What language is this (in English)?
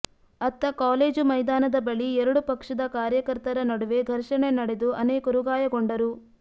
Kannada